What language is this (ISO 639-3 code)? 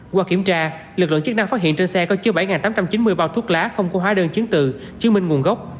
vie